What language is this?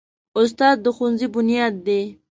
Pashto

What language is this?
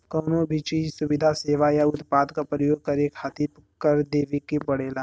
Bhojpuri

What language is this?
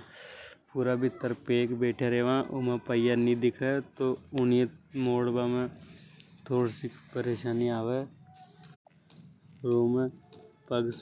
Hadothi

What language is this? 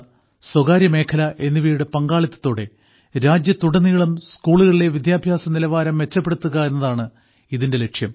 Malayalam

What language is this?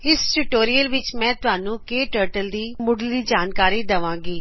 Punjabi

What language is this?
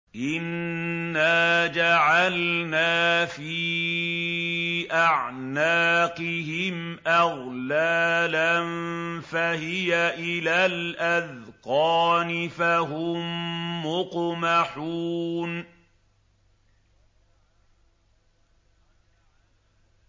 Arabic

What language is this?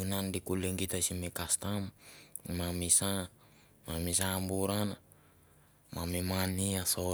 Mandara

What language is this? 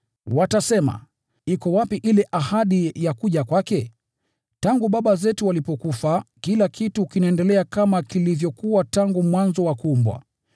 Swahili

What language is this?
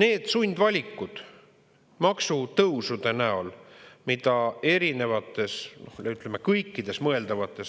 Estonian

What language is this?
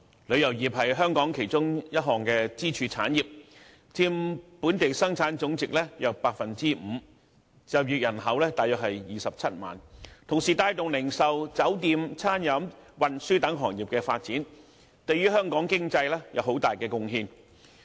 Cantonese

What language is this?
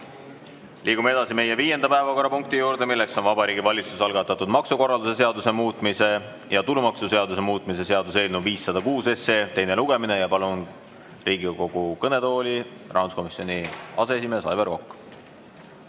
Estonian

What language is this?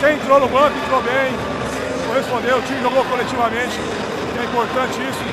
Portuguese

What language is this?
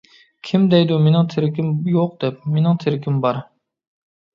Uyghur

